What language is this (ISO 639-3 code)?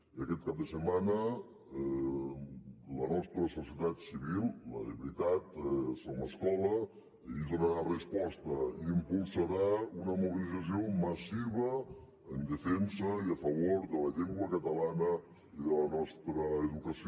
cat